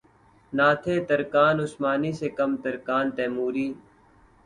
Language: Urdu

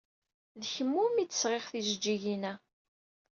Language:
Kabyle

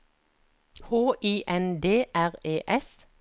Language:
Norwegian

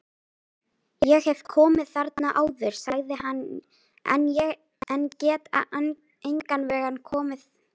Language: Icelandic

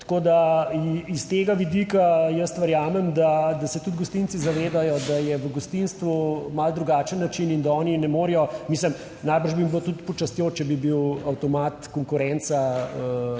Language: Slovenian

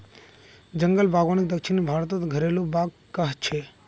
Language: Magahi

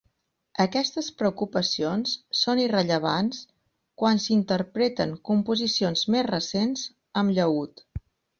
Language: Catalan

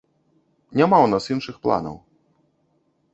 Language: Belarusian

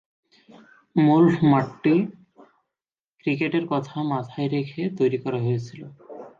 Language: Bangla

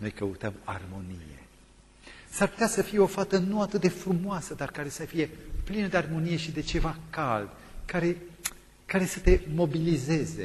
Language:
Romanian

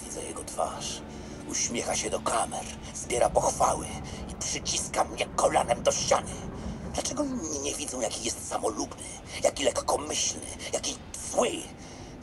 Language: Polish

